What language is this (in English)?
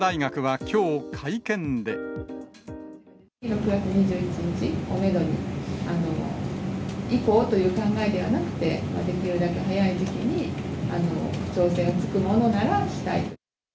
Japanese